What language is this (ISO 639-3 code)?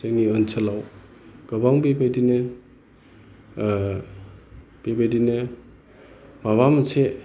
brx